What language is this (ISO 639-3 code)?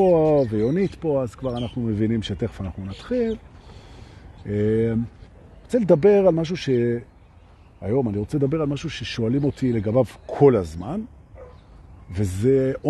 heb